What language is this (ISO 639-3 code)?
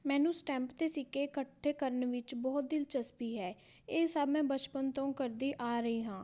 pan